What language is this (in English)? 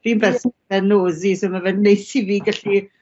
Welsh